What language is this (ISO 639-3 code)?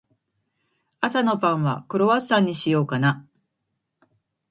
jpn